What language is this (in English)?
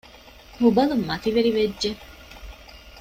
Divehi